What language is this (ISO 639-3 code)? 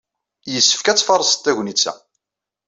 kab